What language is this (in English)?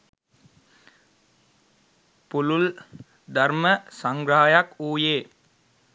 Sinhala